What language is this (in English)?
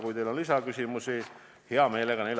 Estonian